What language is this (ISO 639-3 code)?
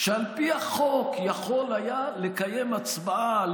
heb